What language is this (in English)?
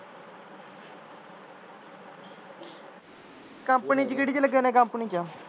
Punjabi